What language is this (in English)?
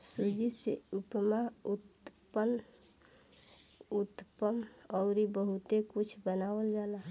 Bhojpuri